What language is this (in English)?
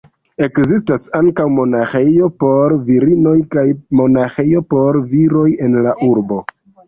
Esperanto